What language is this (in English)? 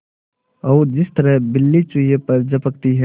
Hindi